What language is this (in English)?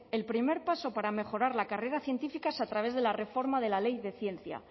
Spanish